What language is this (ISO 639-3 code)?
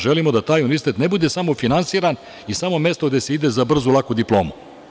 srp